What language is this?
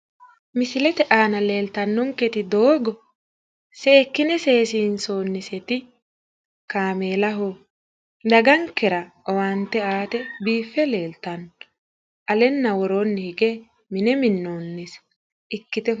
Sidamo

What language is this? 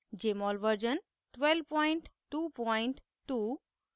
Hindi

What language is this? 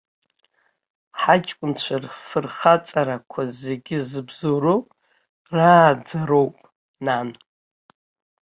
Abkhazian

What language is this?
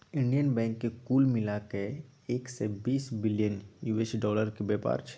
Maithili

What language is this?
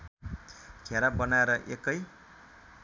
Nepali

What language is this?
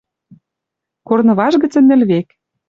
Western Mari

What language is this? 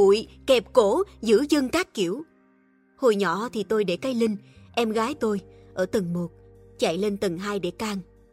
Vietnamese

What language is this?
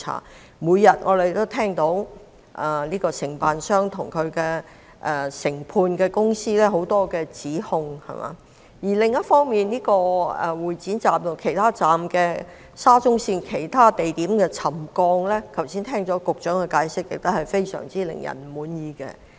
Cantonese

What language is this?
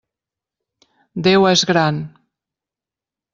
Catalan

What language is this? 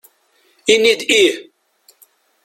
Kabyle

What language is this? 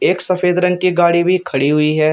Hindi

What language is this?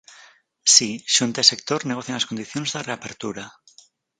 Galician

